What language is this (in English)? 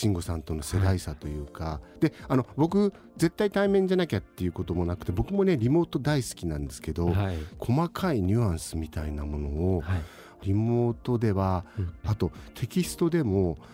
Japanese